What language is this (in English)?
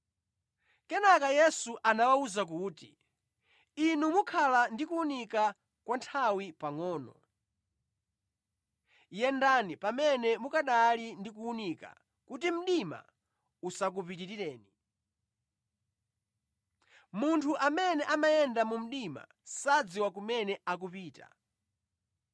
Nyanja